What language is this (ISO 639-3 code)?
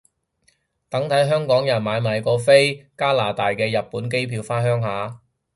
yue